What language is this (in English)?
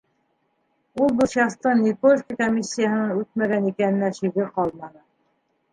Bashkir